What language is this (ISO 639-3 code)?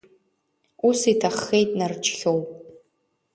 abk